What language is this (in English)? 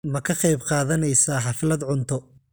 Somali